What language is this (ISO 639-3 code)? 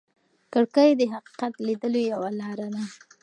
pus